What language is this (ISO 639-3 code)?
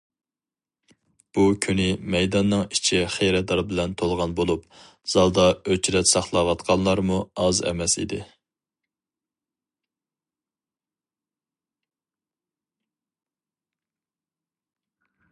uig